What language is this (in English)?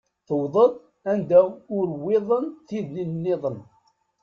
Kabyle